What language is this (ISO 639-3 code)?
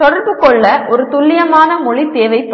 tam